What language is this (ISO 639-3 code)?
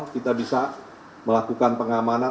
ind